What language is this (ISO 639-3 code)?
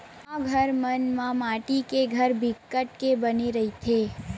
hne